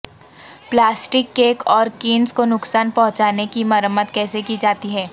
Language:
Urdu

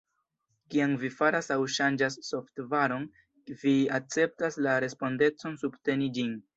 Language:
Esperanto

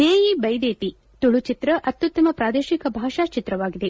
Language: Kannada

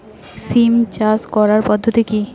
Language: Bangla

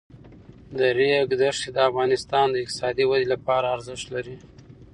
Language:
Pashto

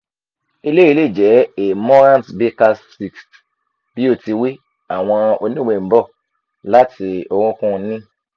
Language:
Yoruba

